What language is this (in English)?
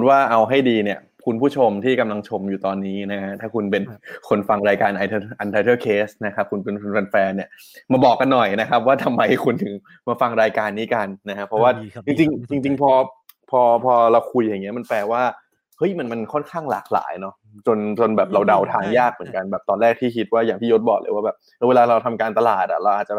Thai